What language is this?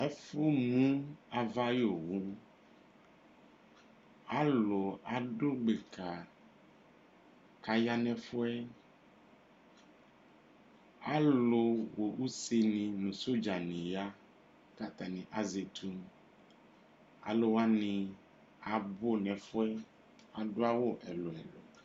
Ikposo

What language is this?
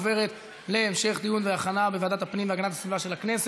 Hebrew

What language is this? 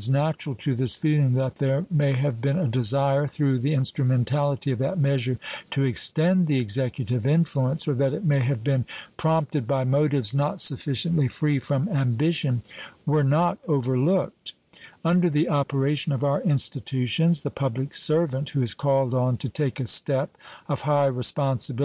English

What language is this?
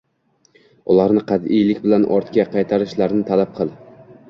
Uzbek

